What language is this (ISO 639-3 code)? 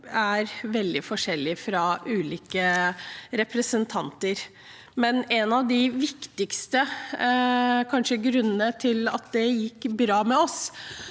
nor